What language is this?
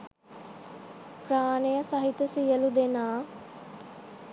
Sinhala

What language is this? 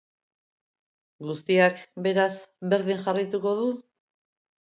Basque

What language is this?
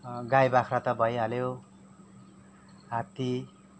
Nepali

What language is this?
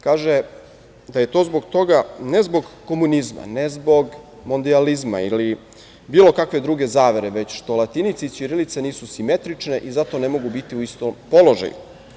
Serbian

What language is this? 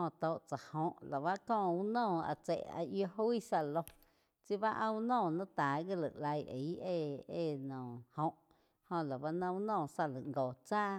Quiotepec Chinantec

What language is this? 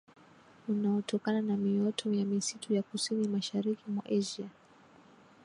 Swahili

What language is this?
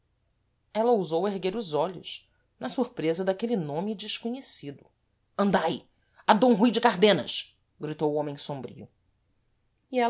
Portuguese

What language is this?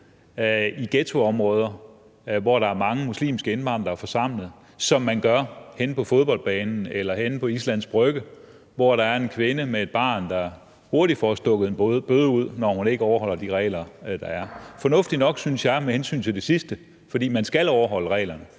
Danish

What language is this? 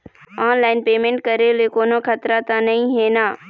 Chhattisgarhi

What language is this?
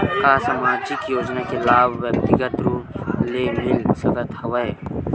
Chhattisgarhi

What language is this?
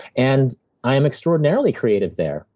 English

